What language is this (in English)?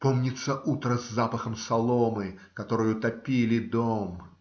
Russian